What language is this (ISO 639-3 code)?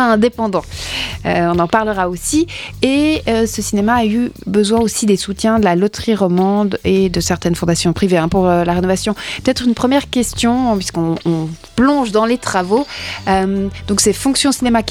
fra